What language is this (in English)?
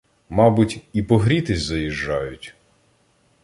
Ukrainian